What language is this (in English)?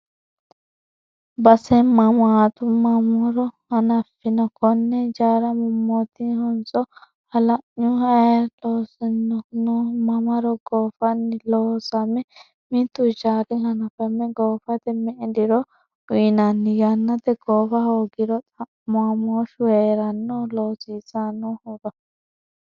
Sidamo